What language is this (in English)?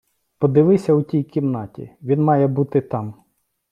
Ukrainian